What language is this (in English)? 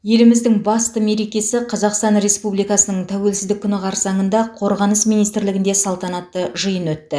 Kazakh